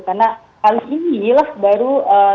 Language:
Indonesian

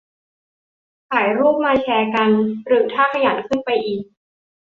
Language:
Thai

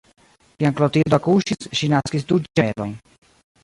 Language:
Esperanto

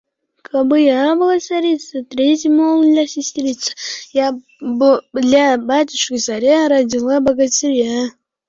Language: Uzbek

